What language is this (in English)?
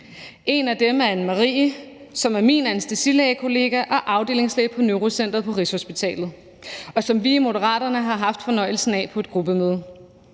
Danish